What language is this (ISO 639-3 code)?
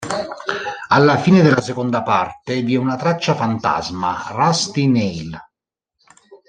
ita